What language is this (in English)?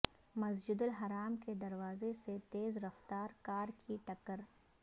Urdu